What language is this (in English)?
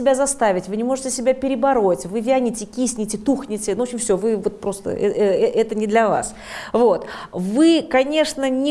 Russian